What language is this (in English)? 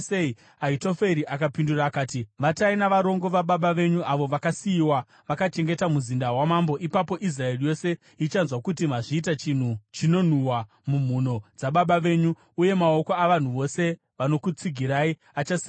Shona